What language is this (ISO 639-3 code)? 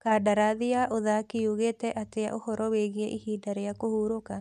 kik